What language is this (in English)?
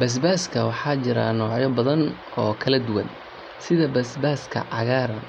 Somali